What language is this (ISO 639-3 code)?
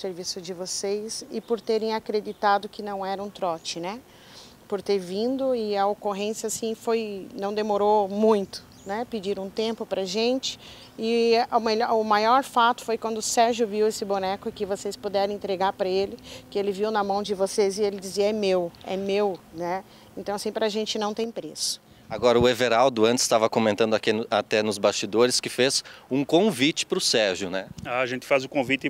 por